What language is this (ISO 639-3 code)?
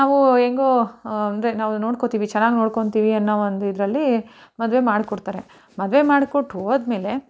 kan